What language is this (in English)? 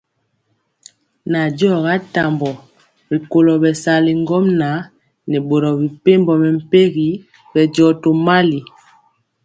Mpiemo